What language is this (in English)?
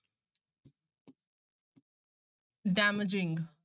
Punjabi